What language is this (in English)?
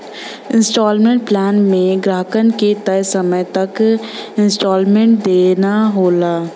Bhojpuri